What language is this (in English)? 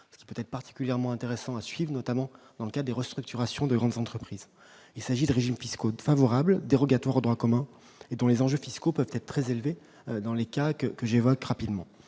French